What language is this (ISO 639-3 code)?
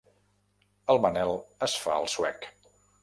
cat